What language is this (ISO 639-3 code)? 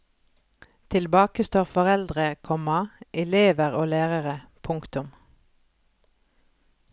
nor